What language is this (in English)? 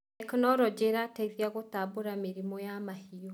Kikuyu